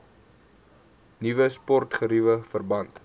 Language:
Afrikaans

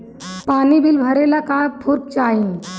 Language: Bhojpuri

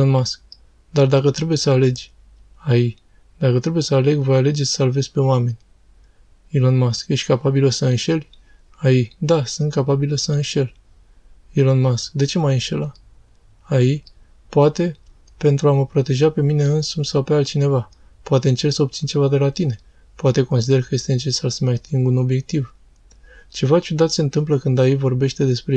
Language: Romanian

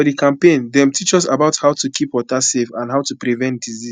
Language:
Nigerian Pidgin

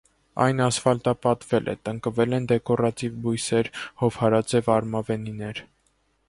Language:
Armenian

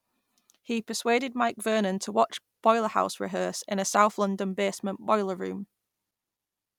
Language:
English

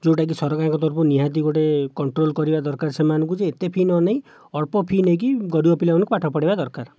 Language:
Odia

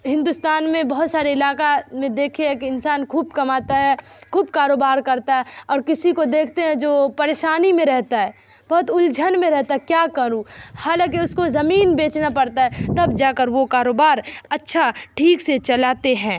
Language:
Urdu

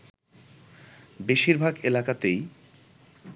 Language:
Bangla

